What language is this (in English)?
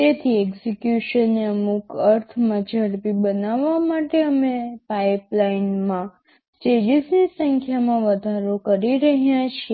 Gujarati